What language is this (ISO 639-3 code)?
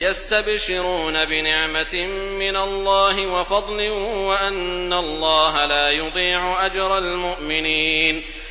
ara